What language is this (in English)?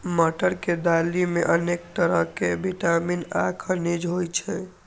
Maithili